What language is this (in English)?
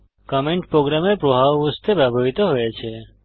Bangla